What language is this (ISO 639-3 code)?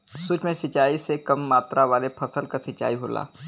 bho